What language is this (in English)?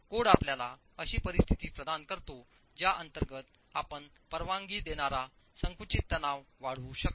Marathi